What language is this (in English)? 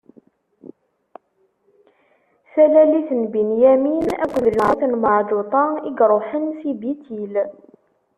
Kabyle